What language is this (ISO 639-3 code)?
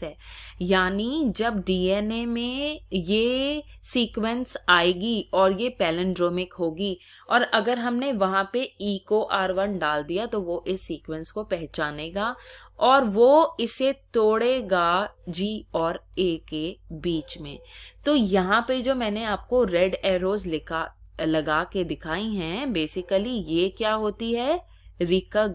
hin